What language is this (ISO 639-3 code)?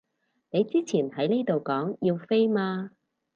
yue